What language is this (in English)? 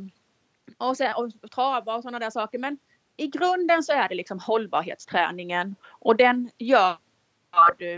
Swedish